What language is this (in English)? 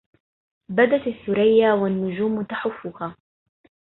Arabic